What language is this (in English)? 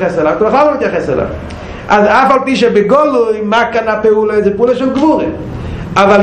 Hebrew